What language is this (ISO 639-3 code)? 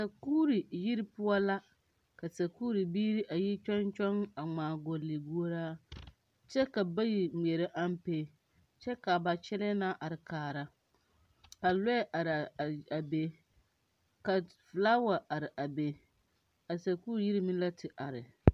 dga